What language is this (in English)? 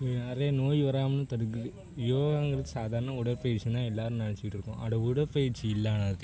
Tamil